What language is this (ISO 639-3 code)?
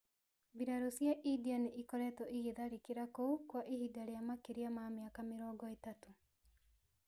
kik